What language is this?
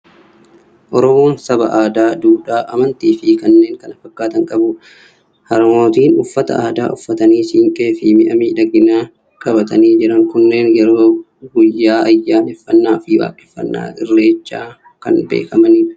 Oromo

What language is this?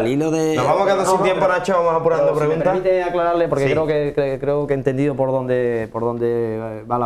Spanish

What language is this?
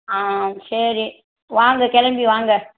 Tamil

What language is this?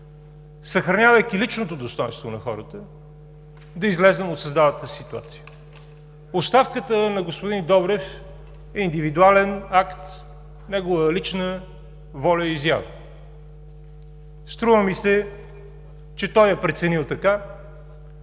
Bulgarian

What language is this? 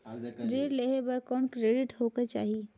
Chhattisgarhi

